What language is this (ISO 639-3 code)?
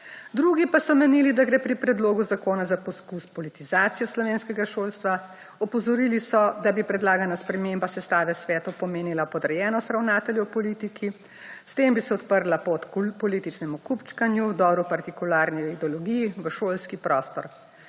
slv